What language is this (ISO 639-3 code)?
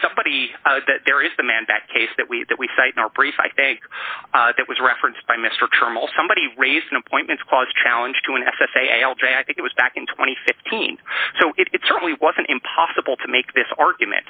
eng